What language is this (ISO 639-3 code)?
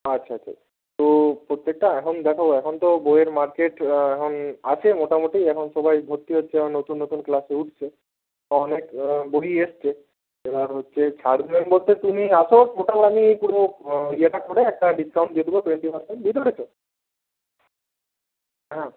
ben